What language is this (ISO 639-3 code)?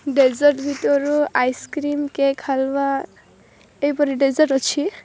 ori